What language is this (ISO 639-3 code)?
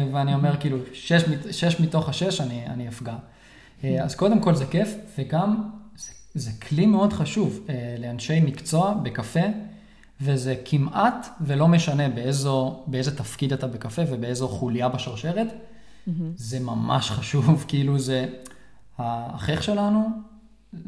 heb